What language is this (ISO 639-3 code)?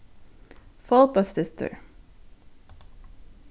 fao